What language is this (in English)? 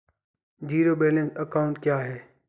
Hindi